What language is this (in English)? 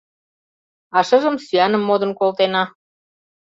Mari